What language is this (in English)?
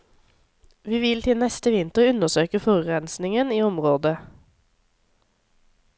Norwegian